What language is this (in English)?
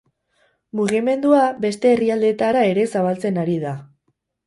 Basque